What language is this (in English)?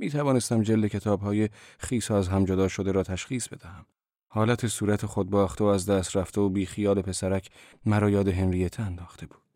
Persian